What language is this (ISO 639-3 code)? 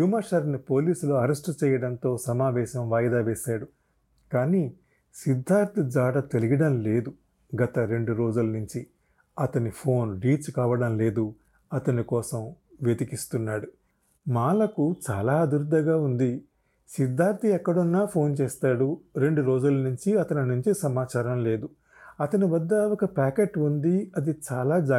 tel